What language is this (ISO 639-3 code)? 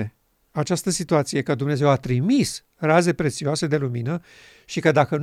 ron